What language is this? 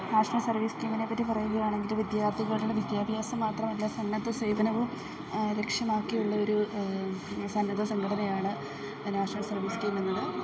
Malayalam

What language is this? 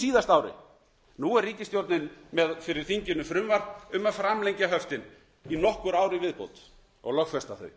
Icelandic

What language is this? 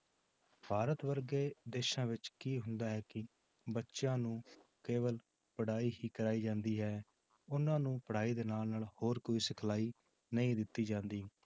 Punjabi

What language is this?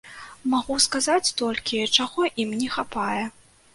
Belarusian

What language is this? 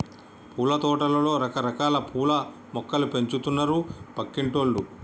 Telugu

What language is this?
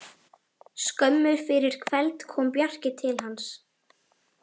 Icelandic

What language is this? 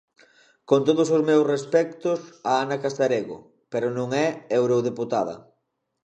Galician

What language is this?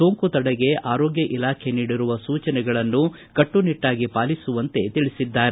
Kannada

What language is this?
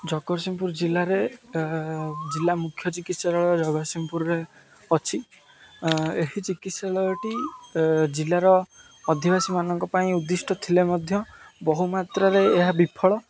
Odia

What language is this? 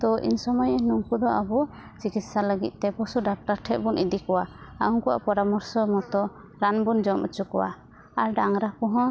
Santali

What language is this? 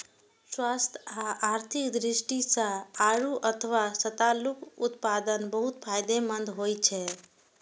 Maithili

